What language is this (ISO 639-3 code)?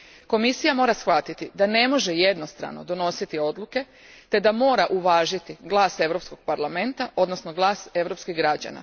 hrv